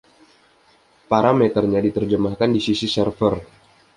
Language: Indonesian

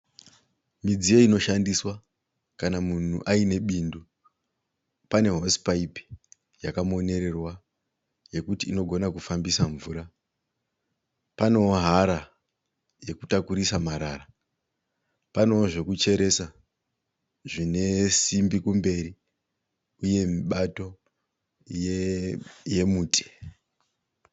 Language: Shona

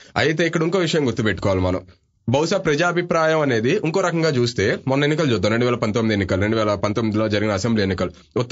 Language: Telugu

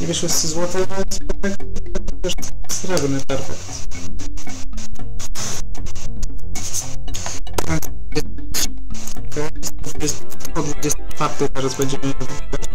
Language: Polish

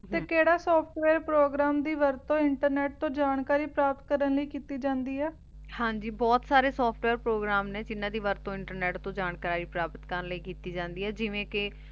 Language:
Punjabi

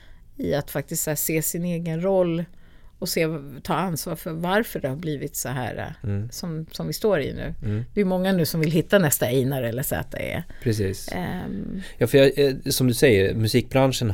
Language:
Swedish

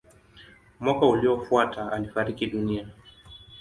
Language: Swahili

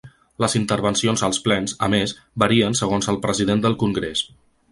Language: Catalan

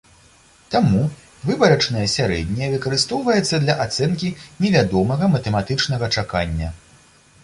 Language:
Belarusian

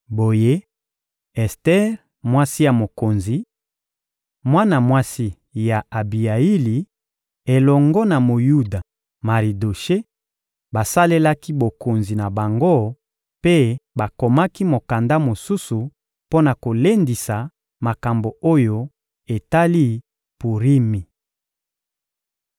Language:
Lingala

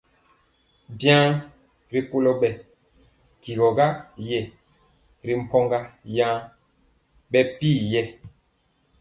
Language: Mpiemo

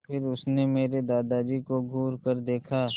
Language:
Hindi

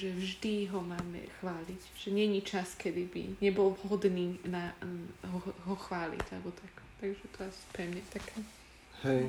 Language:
Czech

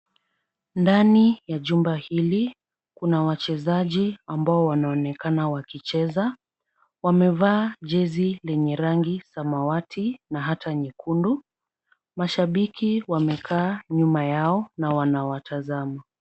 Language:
Swahili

